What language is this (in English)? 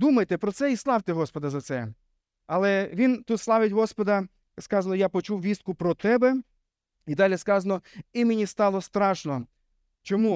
Ukrainian